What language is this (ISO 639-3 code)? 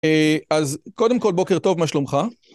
heb